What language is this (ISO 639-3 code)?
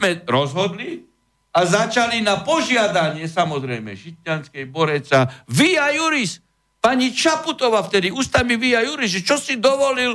slk